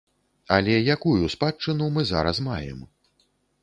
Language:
Belarusian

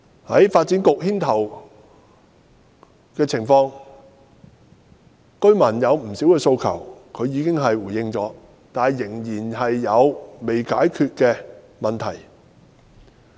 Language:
Cantonese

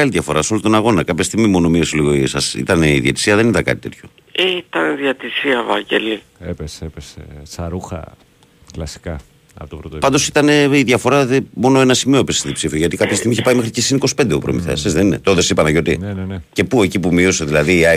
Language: Greek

